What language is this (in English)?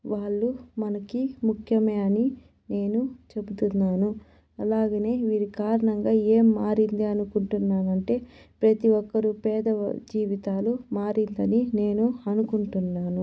Telugu